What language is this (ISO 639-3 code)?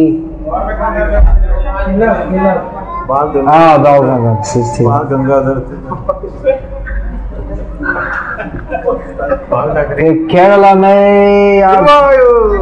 hin